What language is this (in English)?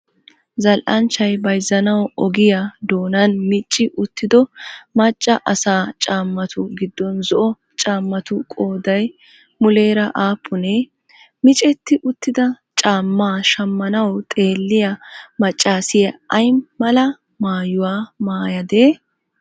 Wolaytta